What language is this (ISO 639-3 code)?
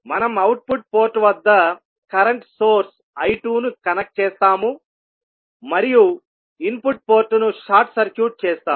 tel